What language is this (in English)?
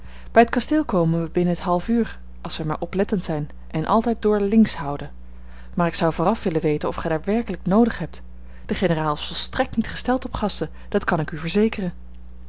Dutch